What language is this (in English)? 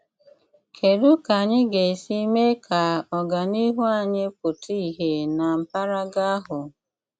Igbo